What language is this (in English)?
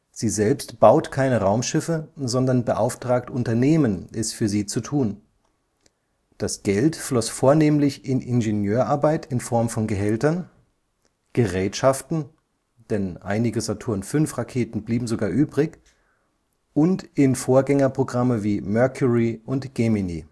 German